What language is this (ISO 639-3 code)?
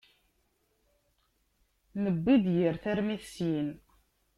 kab